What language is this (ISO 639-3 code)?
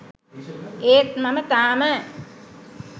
sin